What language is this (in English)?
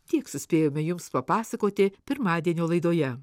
Lithuanian